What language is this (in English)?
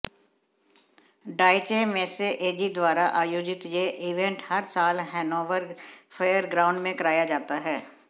Hindi